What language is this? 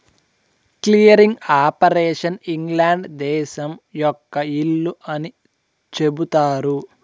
Telugu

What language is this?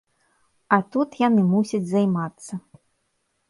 Belarusian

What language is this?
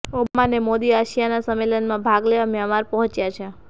Gujarati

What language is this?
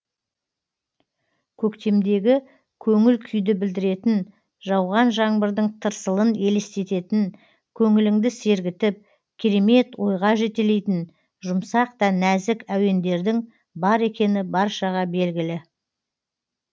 Kazakh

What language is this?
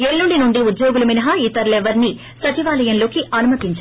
Telugu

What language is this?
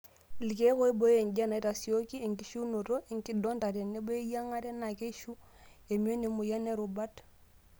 Masai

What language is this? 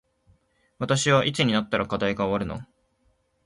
Japanese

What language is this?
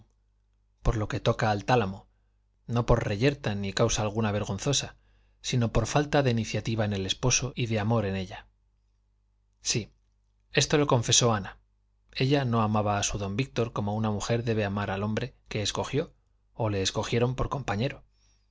Spanish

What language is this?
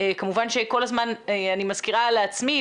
Hebrew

